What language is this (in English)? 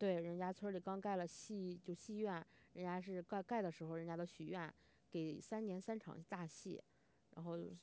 Chinese